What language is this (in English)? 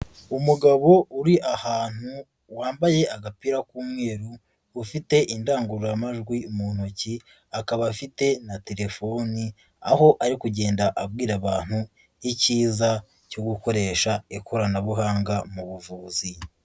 Kinyarwanda